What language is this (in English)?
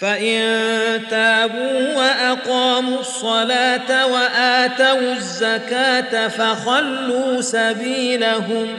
Arabic